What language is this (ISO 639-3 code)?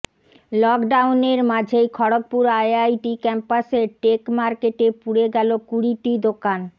ben